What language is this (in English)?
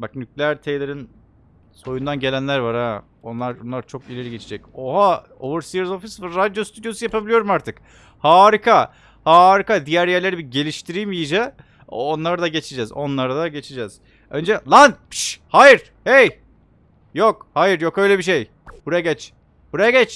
Turkish